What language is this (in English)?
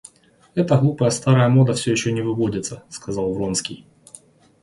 Russian